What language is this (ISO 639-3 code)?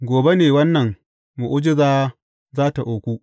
hau